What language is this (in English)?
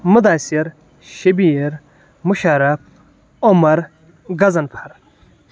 Kashmiri